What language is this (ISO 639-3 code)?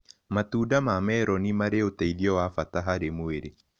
kik